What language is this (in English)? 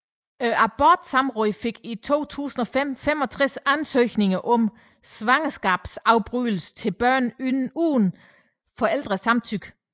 Danish